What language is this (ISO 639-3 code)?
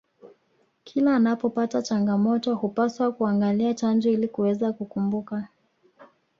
swa